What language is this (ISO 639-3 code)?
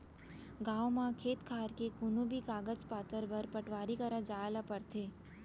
hne